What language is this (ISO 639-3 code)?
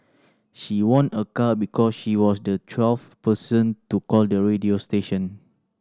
eng